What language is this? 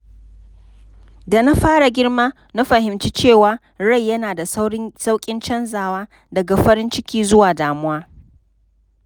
Hausa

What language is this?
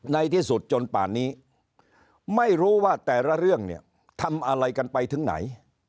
Thai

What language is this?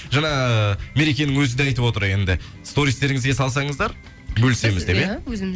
Kazakh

